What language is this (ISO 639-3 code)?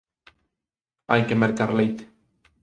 glg